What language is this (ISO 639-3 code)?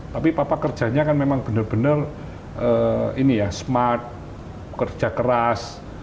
ind